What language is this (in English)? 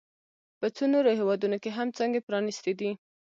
Pashto